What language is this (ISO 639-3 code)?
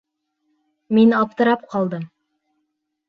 bak